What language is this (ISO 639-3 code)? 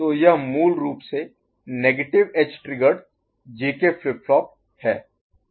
hin